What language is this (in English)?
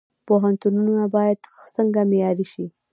Pashto